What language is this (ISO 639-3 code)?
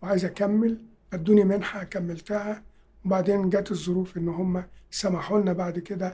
ara